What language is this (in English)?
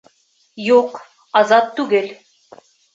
Bashkir